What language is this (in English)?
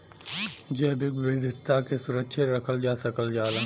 Bhojpuri